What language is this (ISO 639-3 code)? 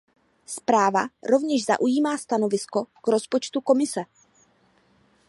ces